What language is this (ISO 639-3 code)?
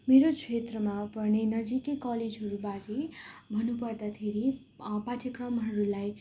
nep